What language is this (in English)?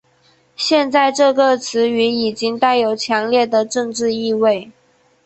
Chinese